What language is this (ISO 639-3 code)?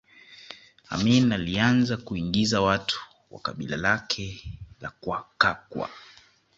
swa